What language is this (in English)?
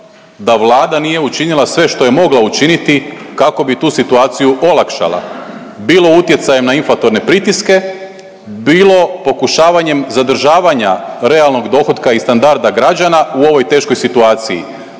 Croatian